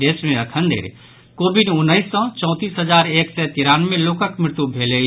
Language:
Maithili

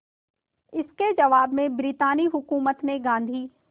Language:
Hindi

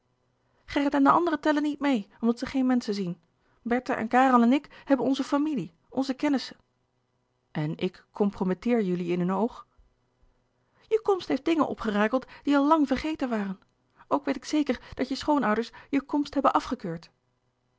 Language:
Dutch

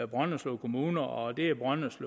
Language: Danish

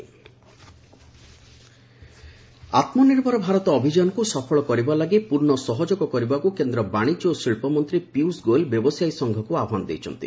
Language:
Odia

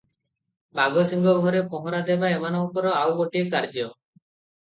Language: Odia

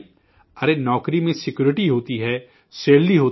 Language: Urdu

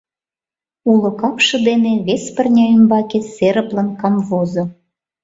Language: Mari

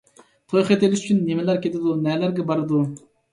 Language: Uyghur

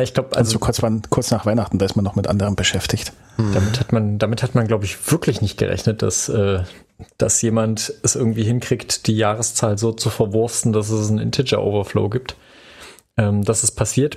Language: German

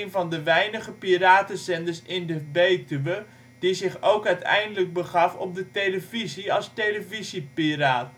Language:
Dutch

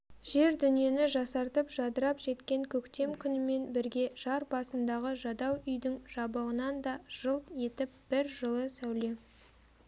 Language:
Kazakh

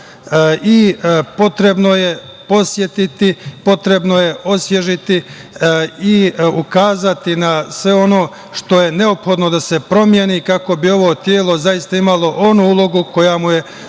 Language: Serbian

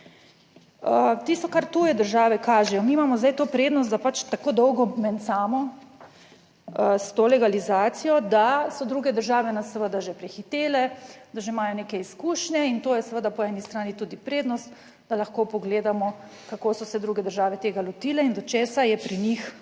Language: Slovenian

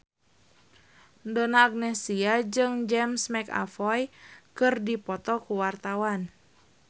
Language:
Sundanese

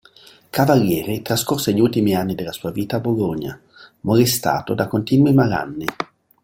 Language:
Italian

